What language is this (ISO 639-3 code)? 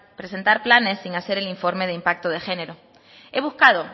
spa